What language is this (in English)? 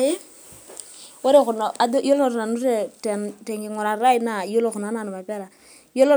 Masai